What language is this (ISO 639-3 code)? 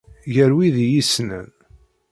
kab